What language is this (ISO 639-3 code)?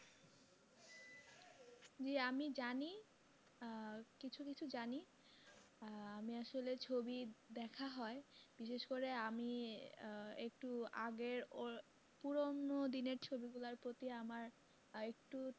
ben